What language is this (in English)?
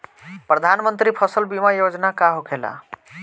Bhojpuri